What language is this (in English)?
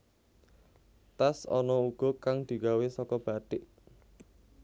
Javanese